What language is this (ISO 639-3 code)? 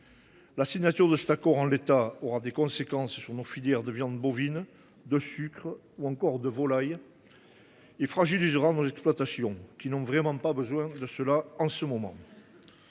fra